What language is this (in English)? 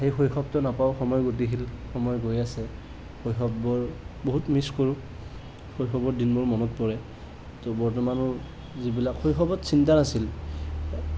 Assamese